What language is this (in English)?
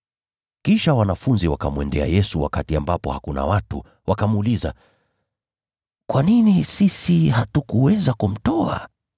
Swahili